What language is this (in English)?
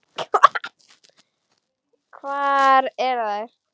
Icelandic